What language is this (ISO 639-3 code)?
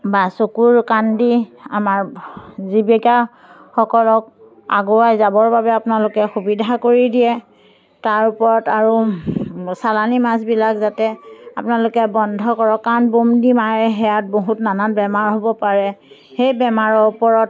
asm